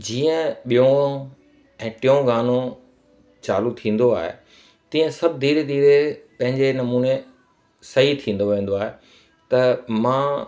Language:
Sindhi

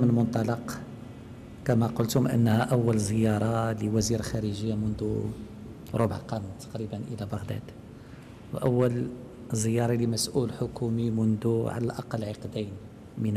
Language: Arabic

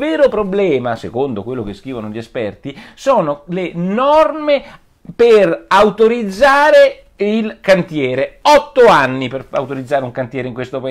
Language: Italian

